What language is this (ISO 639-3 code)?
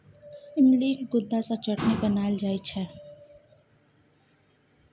mai